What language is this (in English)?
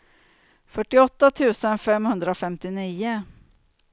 Swedish